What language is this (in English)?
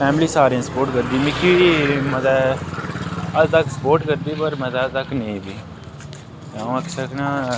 Dogri